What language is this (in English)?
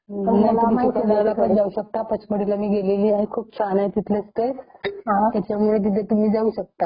Marathi